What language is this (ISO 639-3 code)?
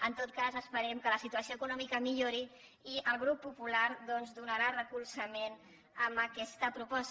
cat